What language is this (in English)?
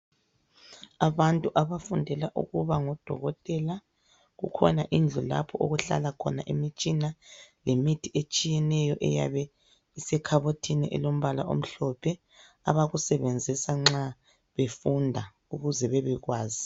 North Ndebele